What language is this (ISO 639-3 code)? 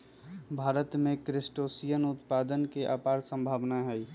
mag